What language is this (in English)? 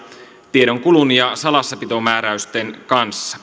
Finnish